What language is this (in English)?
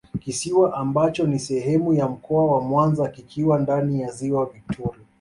Swahili